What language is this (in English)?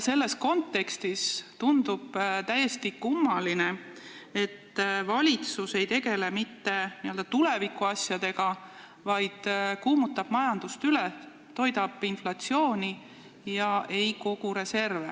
Estonian